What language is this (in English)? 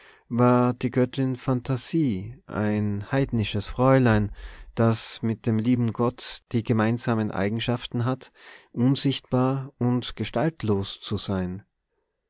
German